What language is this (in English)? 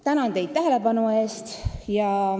Estonian